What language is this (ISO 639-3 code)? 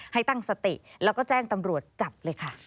tha